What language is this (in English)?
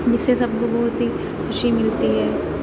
Urdu